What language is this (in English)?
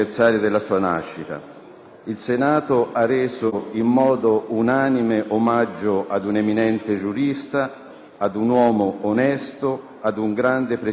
Italian